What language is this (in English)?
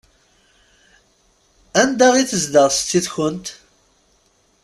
Kabyle